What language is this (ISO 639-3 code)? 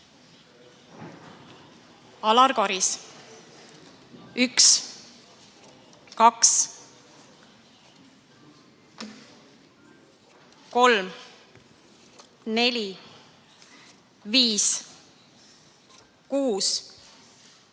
est